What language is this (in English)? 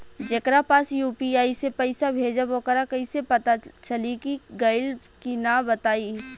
Bhojpuri